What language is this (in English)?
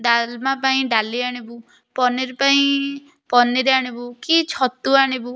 Odia